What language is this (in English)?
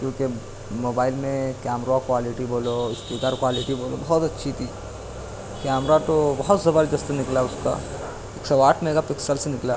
Urdu